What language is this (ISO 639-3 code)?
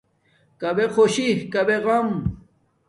dmk